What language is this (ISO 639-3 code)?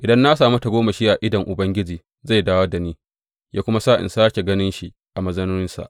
hau